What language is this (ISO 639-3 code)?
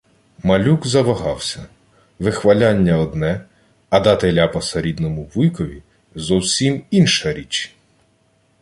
ukr